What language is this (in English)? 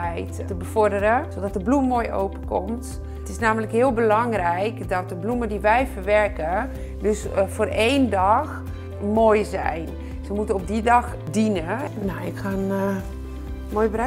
Dutch